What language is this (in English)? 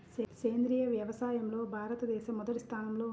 Telugu